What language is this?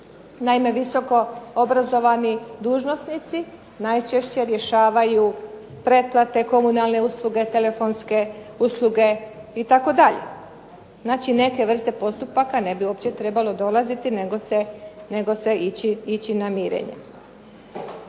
Croatian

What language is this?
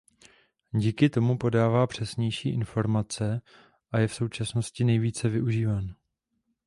Czech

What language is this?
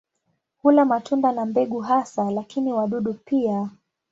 Swahili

